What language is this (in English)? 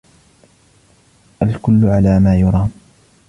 Arabic